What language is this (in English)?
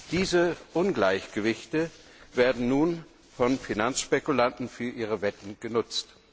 German